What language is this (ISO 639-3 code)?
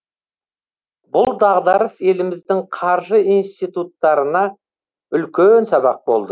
kaz